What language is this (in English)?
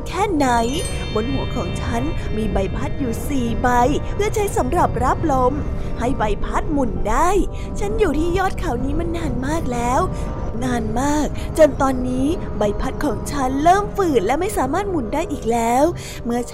Thai